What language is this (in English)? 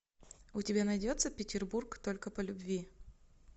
Russian